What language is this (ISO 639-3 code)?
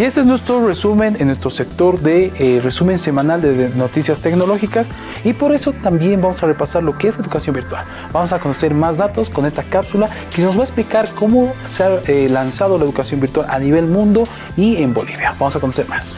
spa